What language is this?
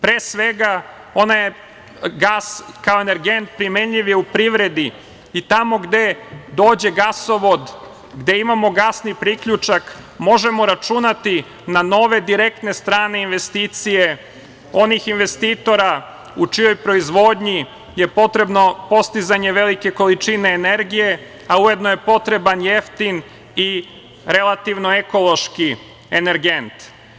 Serbian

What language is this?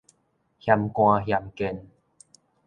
Min Nan Chinese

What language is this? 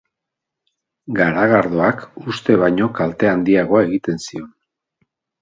Basque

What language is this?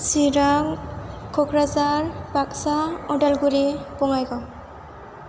Bodo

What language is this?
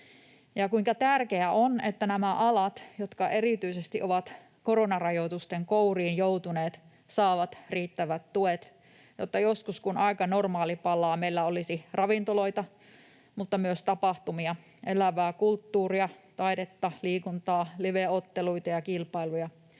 Finnish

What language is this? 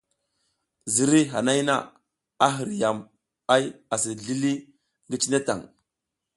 South Giziga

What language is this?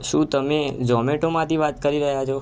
Gujarati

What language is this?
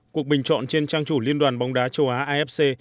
Vietnamese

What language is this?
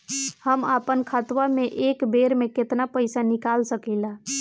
Bhojpuri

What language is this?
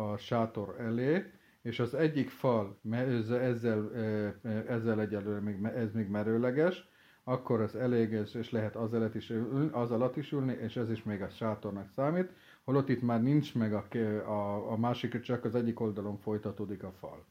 Hungarian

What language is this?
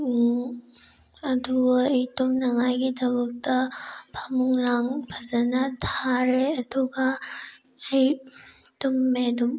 Manipuri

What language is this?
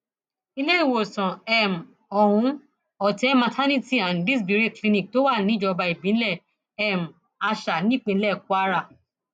Yoruba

